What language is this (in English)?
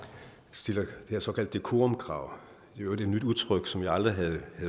Danish